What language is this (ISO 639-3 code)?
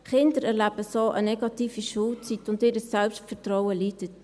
gsw